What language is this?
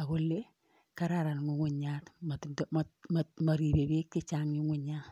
Kalenjin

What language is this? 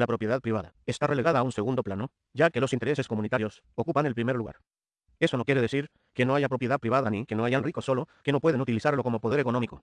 Spanish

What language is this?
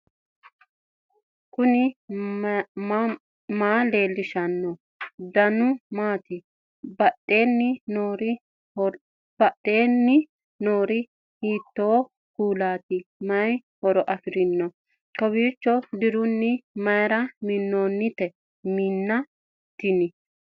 Sidamo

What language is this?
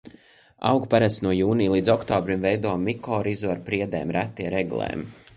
Latvian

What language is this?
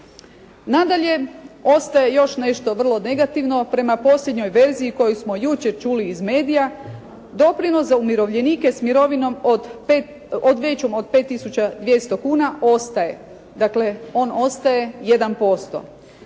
Croatian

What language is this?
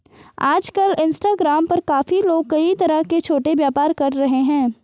Hindi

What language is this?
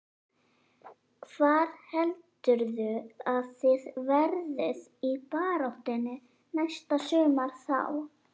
Icelandic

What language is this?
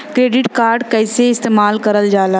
Bhojpuri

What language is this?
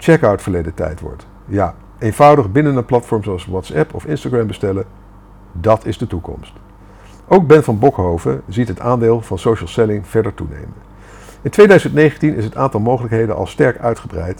Dutch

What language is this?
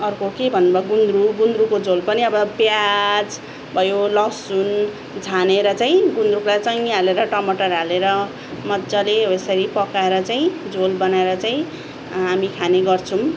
Nepali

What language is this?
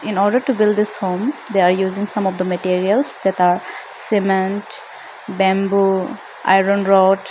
English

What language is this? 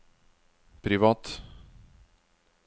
Norwegian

